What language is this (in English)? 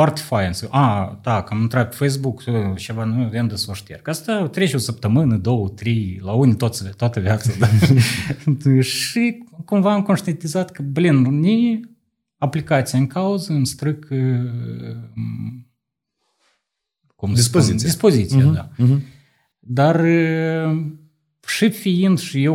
Romanian